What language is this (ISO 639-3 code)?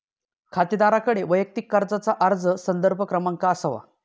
mar